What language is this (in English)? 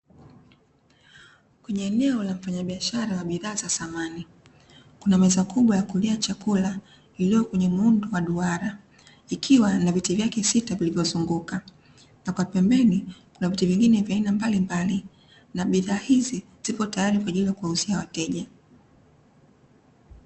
Swahili